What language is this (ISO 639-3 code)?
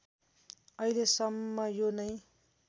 nep